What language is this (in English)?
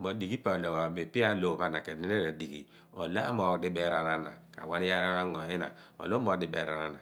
Abua